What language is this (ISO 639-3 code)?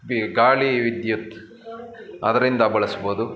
kan